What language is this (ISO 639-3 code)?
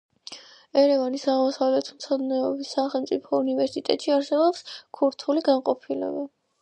kat